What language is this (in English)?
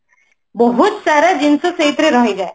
Odia